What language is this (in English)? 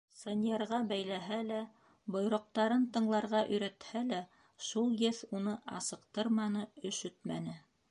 Bashkir